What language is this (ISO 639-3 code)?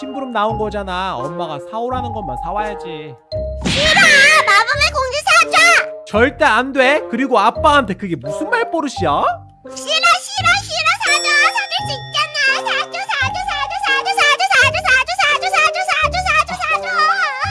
kor